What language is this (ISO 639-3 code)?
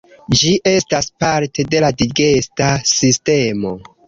epo